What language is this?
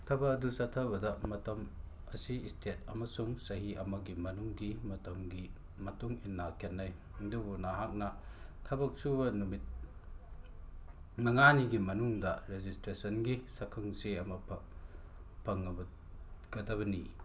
Manipuri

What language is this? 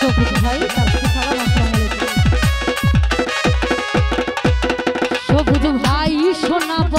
Arabic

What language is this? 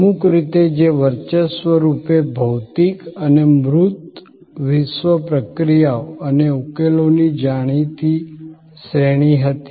Gujarati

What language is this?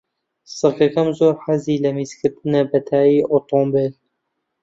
Central Kurdish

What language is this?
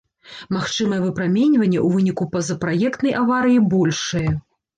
Belarusian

